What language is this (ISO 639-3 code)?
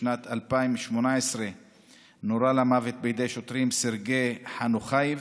heb